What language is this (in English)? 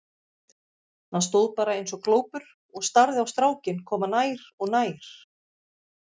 Icelandic